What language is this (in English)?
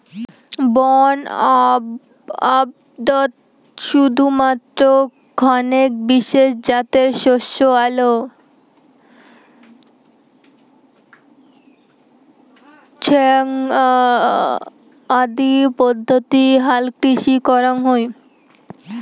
Bangla